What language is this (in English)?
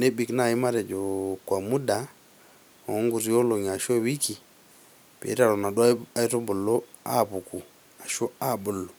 Masai